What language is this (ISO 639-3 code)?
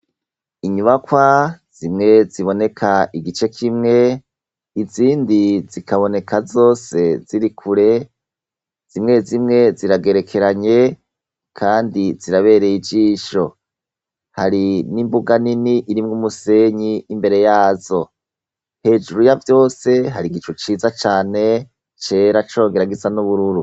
run